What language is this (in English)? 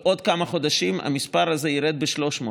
Hebrew